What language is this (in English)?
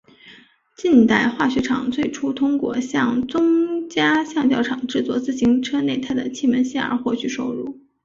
Chinese